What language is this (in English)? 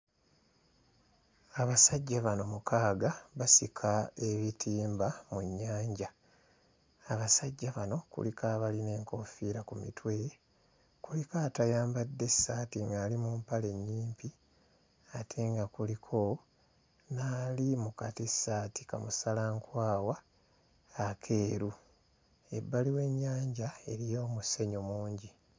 Ganda